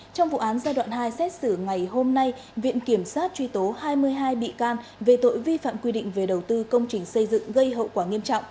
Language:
Vietnamese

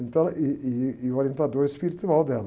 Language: Portuguese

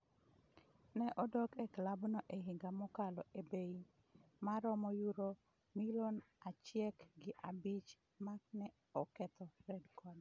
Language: Luo (Kenya and Tanzania)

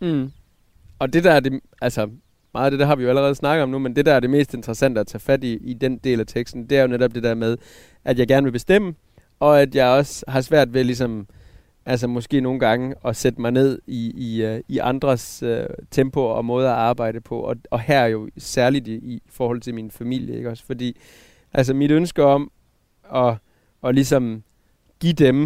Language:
Danish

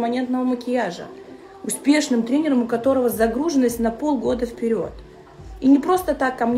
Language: Russian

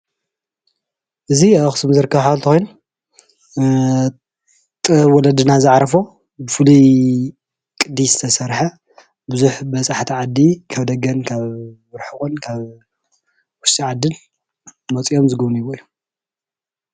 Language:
Tigrinya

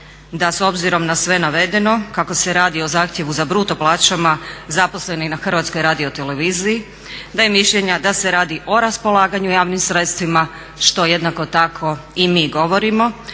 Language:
Croatian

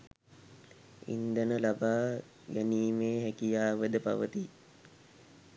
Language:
Sinhala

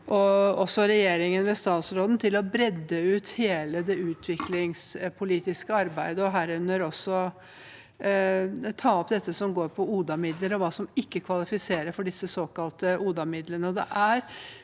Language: Norwegian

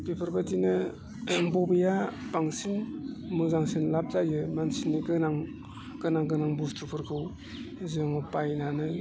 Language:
Bodo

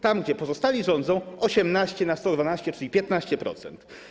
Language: Polish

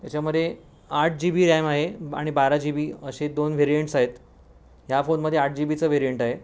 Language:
Marathi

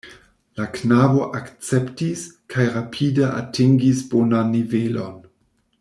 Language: Esperanto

